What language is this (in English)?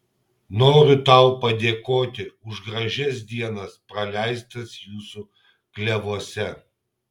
Lithuanian